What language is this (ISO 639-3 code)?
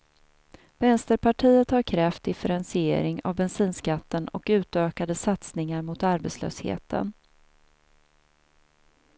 swe